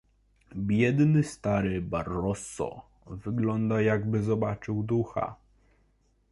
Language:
Polish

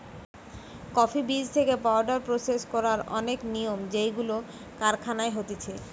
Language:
Bangla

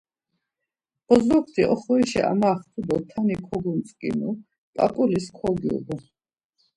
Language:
Laz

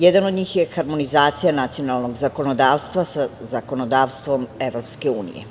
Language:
Serbian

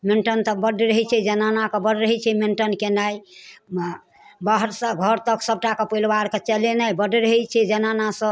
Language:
Maithili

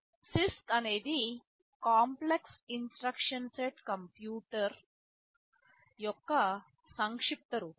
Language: Telugu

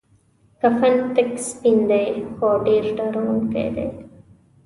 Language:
Pashto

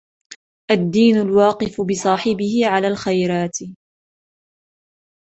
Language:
Arabic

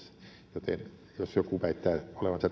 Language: Finnish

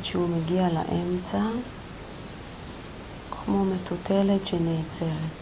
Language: Hebrew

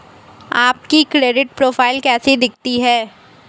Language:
Hindi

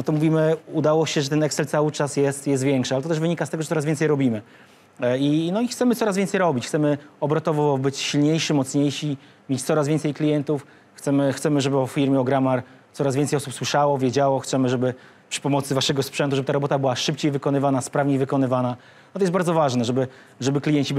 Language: Polish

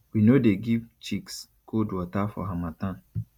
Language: Nigerian Pidgin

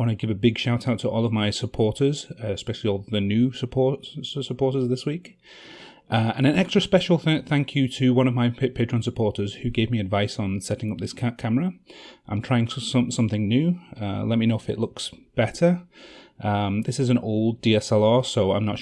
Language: English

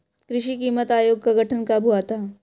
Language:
Hindi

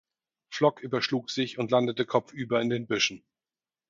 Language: German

